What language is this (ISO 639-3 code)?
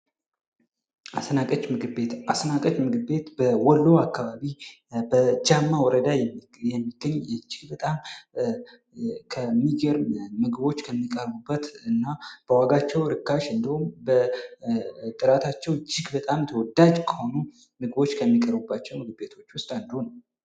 amh